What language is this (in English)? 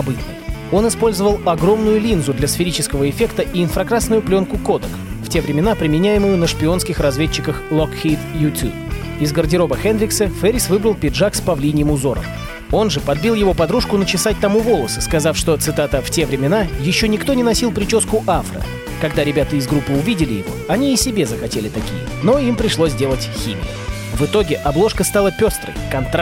Russian